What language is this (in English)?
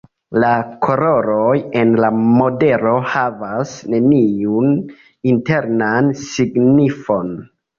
Esperanto